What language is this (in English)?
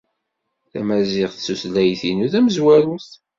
Kabyle